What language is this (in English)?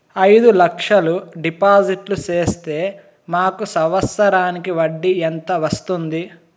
Telugu